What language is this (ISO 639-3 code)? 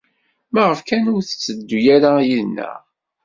kab